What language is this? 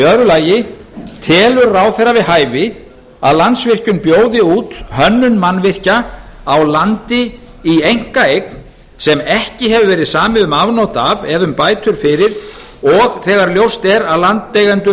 Icelandic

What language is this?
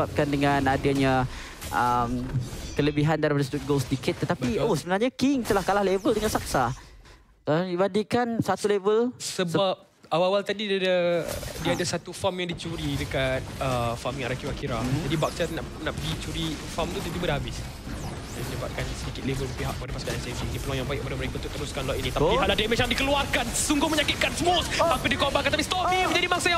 Malay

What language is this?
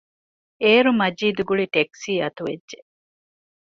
Divehi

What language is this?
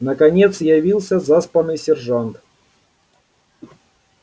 Russian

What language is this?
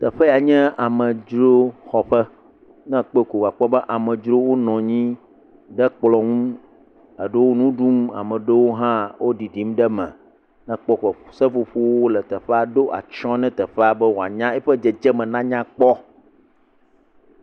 Ewe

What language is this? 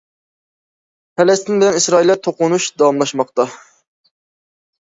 Uyghur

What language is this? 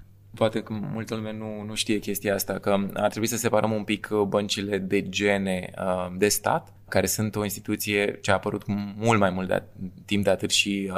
Romanian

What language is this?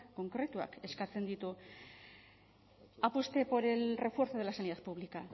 Spanish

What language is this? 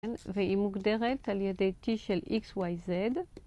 Hebrew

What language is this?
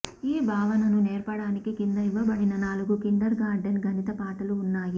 Telugu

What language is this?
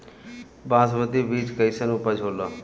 Bhojpuri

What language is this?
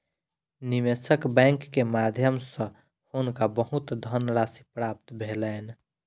Maithili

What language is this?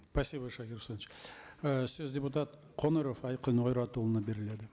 Kazakh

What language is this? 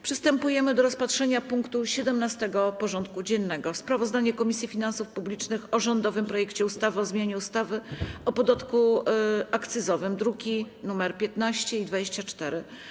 Polish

